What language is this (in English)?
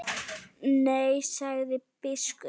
Icelandic